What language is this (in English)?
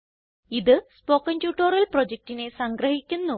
Malayalam